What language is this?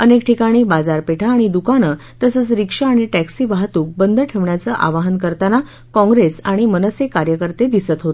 Marathi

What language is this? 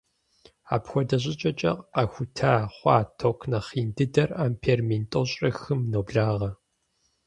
Kabardian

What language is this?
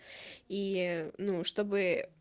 Russian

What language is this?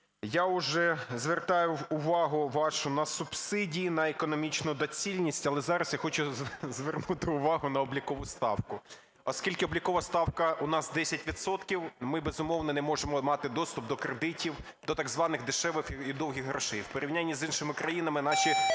Ukrainian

